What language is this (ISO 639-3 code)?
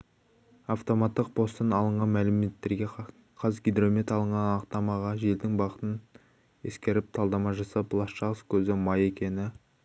kaz